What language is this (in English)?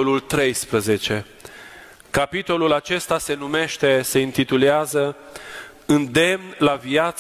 Romanian